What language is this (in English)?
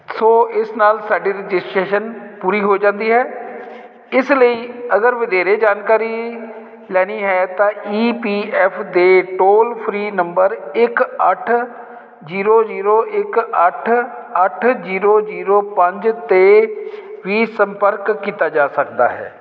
Punjabi